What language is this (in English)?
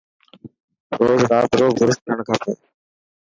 Dhatki